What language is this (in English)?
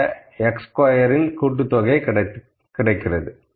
Tamil